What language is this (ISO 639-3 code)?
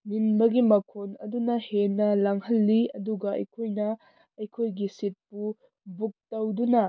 mni